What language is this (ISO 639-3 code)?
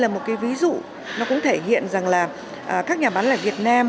vie